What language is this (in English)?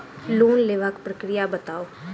Maithili